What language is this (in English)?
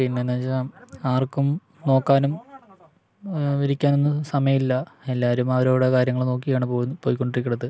Malayalam